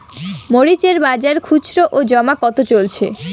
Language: Bangla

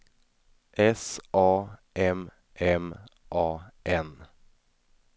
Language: Swedish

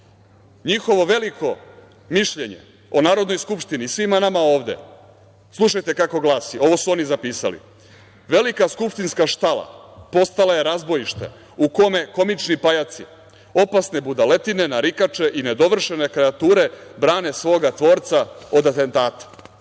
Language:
Serbian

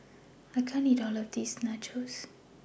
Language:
English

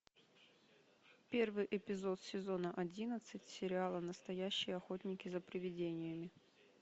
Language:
Russian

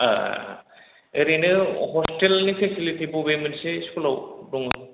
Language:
Bodo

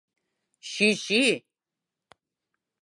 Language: Mari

